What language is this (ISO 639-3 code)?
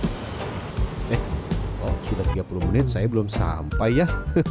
ind